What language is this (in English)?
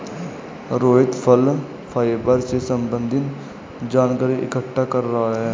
Hindi